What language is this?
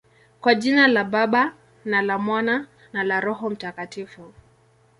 Swahili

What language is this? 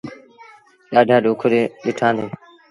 Sindhi Bhil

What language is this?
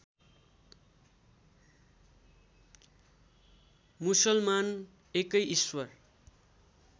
Nepali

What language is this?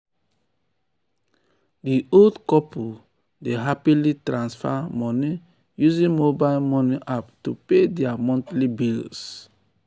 Nigerian Pidgin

